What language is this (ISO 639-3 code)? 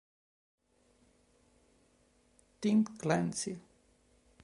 ita